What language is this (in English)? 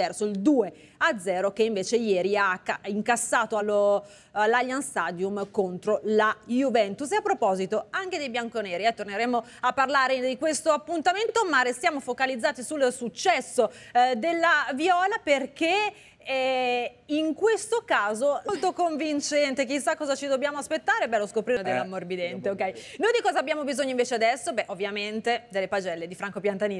Italian